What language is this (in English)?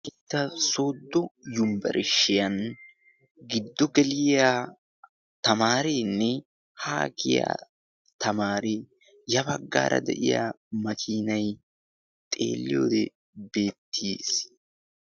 Wolaytta